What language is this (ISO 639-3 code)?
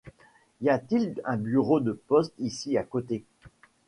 fra